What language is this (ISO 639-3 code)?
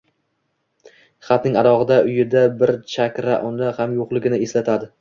uzb